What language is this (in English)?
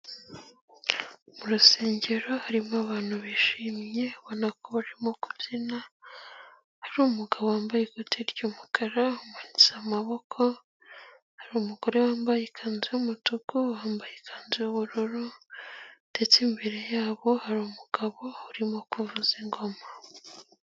Kinyarwanda